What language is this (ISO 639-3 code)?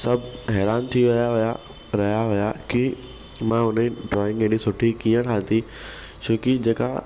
snd